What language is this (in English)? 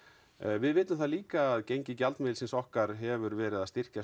Icelandic